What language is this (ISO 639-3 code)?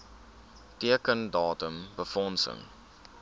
afr